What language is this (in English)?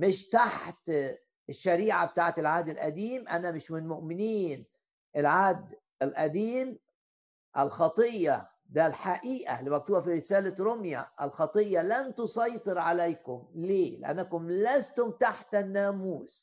Arabic